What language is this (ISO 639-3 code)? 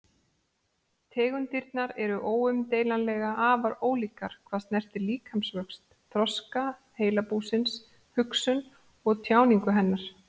isl